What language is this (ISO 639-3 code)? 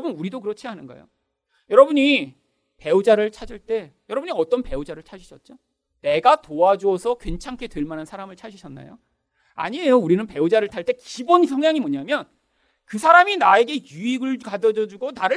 kor